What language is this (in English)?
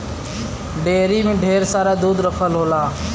Bhojpuri